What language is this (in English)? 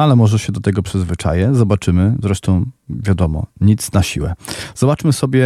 Polish